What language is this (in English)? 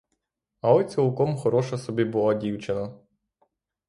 Ukrainian